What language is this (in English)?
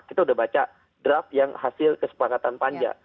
Indonesian